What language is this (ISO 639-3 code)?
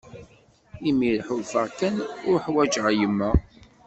kab